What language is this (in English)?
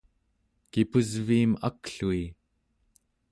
Central Yupik